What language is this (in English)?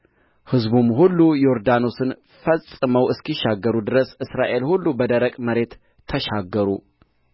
Amharic